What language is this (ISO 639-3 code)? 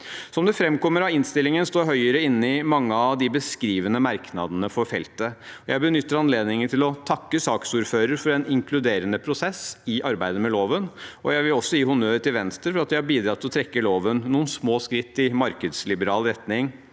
nor